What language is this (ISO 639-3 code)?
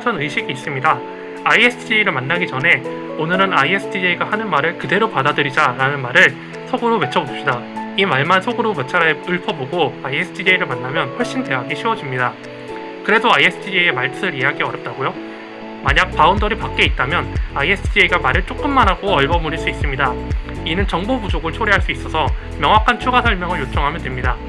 kor